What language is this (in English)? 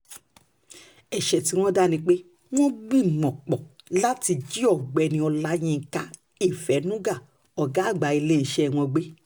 Yoruba